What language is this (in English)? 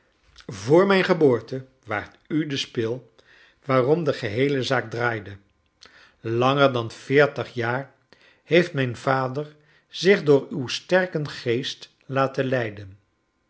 Dutch